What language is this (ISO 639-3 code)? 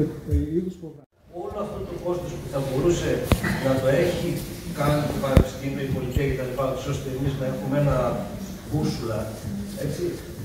ell